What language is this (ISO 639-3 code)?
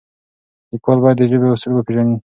pus